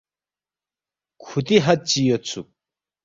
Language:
Balti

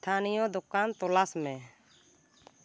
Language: Santali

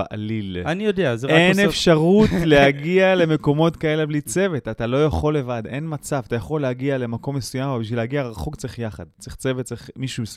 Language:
Hebrew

